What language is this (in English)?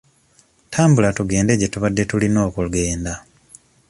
Ganda